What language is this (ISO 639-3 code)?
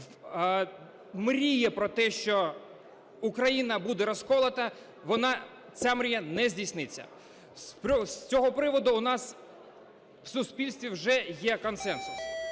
ukr